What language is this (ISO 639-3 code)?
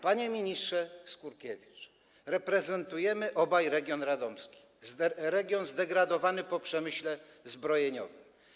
pol